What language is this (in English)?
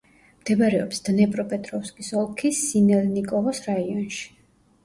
Georgian